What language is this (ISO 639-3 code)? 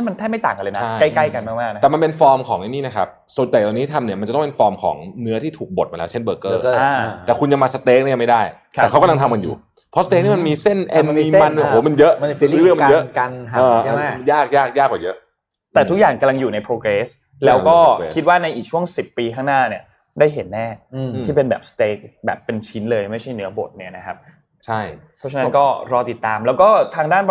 tha